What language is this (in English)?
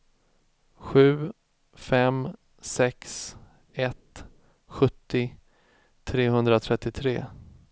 Swedish